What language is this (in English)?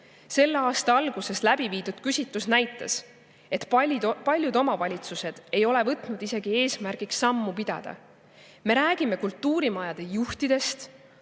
Estonian